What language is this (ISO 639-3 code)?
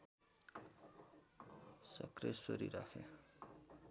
nep